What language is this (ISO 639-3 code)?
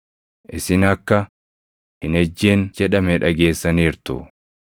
orm